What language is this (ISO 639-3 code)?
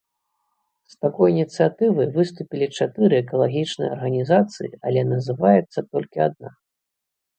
bel